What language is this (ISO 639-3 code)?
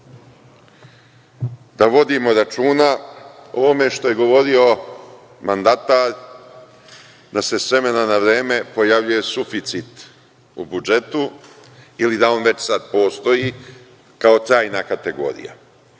srp